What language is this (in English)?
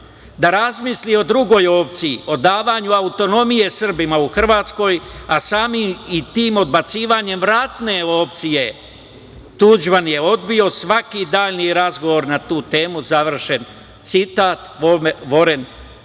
Serbian